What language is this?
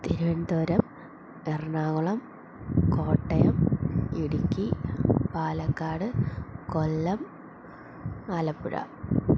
Malayalam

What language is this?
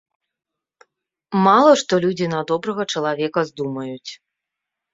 Belarusian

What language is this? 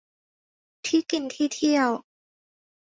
Thai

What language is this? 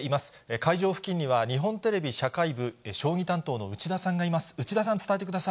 Japanese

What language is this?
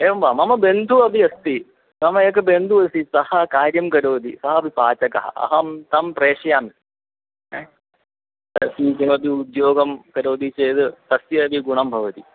Sanskrit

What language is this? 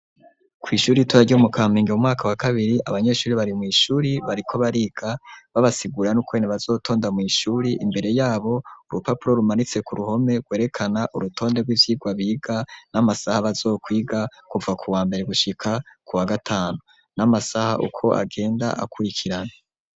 Rundi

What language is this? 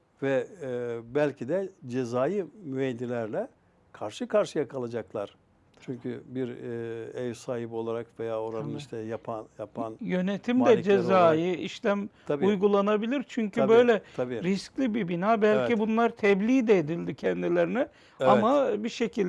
Turkish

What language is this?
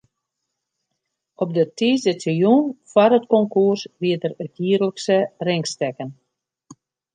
Western Frisian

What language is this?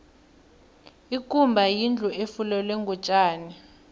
South Ndebele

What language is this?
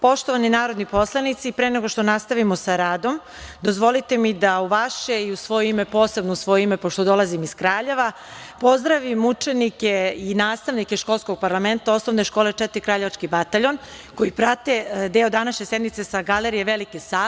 Serbian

